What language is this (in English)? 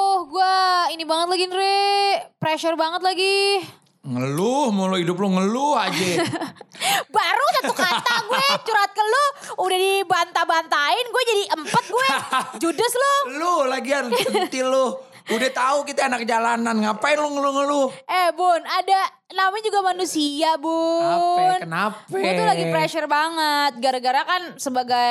Indonesian